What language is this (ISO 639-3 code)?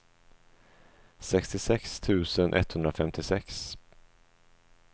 swe